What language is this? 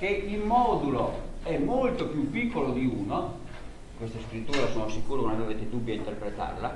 Italian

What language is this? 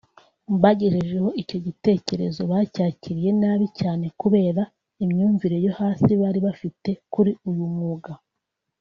Kinyarwanda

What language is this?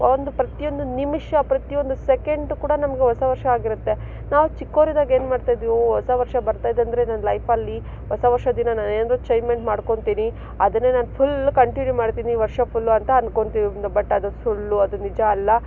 Kannada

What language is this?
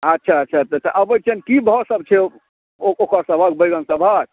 Maithili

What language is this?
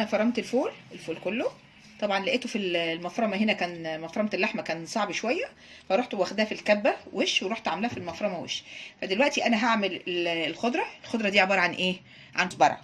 Arabic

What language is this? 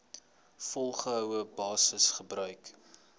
Afrikaans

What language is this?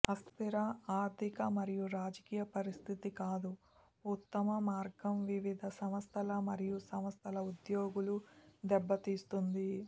Telugu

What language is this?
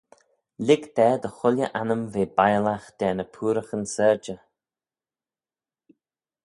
Manx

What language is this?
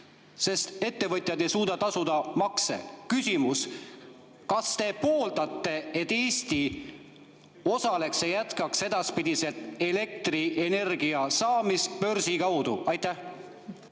Estonian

